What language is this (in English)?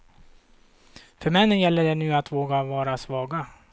Swedish